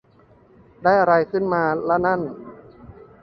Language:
Thai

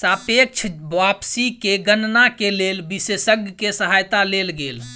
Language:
Maithili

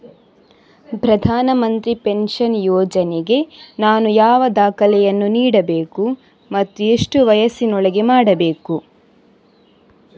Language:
Kannada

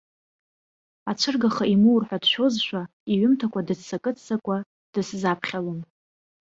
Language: Abkhazian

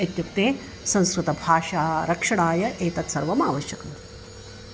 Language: Sanskrit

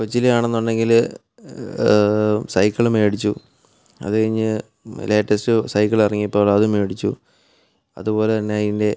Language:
Malayalam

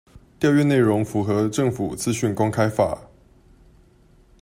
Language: Chinese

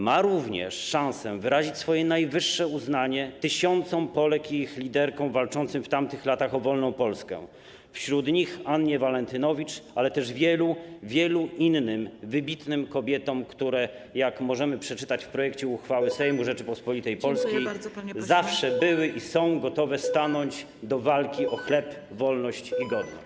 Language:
Polish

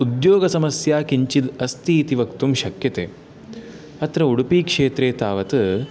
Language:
Sanskrit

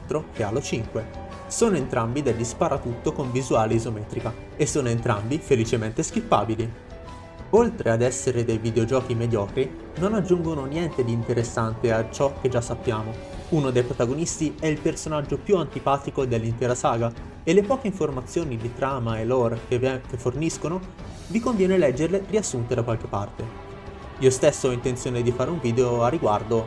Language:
Italian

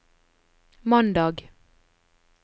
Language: Norwegian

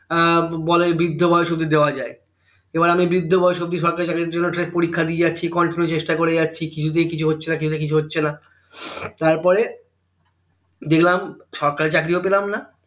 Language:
Bangla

